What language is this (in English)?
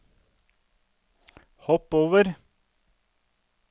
Norwegian